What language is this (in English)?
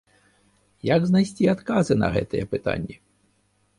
Belarusian